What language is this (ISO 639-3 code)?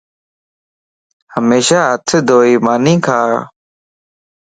lss